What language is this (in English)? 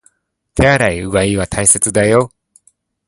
Japanese